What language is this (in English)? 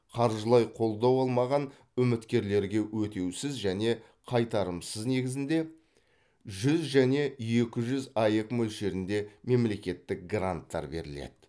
Kazakh